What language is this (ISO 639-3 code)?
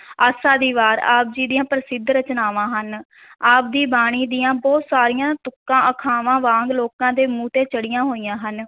pan